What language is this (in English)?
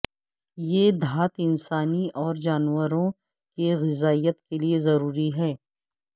Urdu